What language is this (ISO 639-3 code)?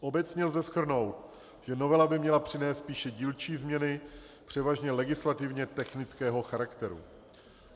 ces